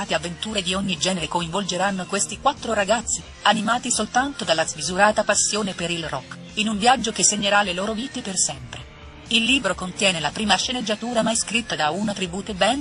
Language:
Italian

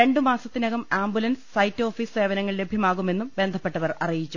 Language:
Malayalam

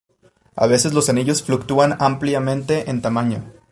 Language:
Spanish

